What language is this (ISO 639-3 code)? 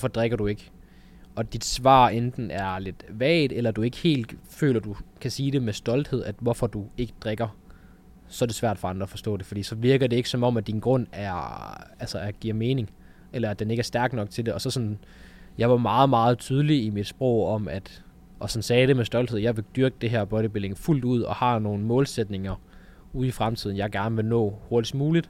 dan